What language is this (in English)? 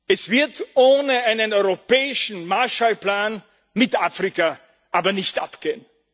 German